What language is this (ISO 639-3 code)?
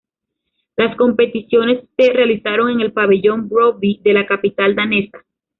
spa